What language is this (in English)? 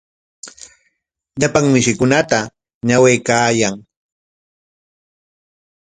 Corongo Ancash Quechua